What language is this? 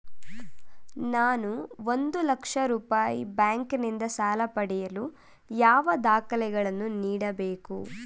Kannada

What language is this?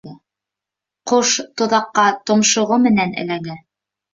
Bashkir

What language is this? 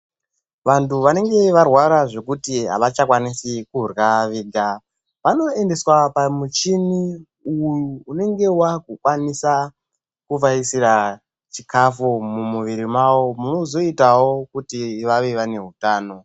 Ndau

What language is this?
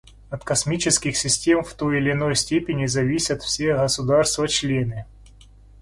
Russian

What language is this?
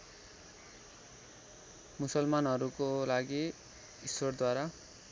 Nepali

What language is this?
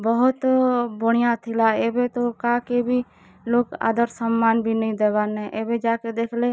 Odia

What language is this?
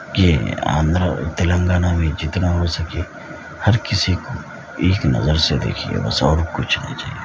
Urdu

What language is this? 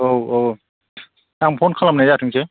Bodo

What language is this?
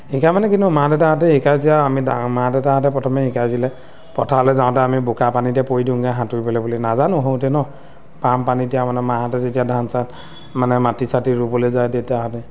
Assamese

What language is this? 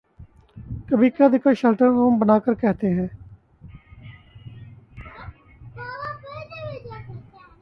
Urdu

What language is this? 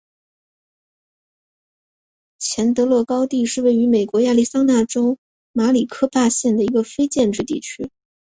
Chinese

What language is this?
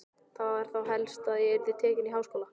Icelandic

